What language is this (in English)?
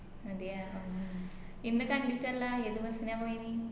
Malayalam